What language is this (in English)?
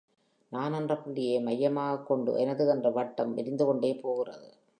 Tamil